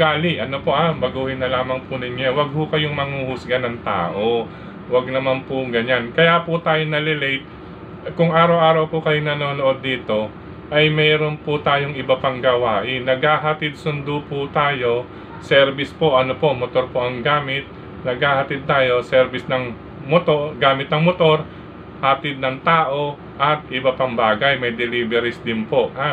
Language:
Filipino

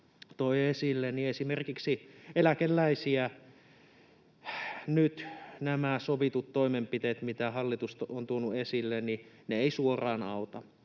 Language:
Finnish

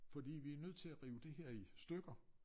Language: Danish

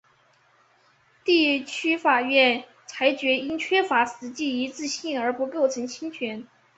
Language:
Chinese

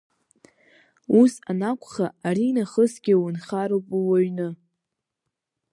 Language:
Abkhazian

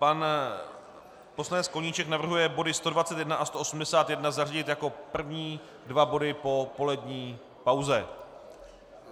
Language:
Czech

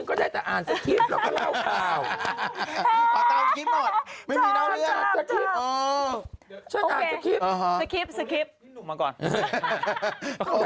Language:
Thai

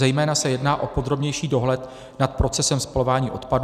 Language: Czech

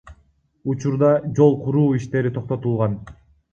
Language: Kyrgyz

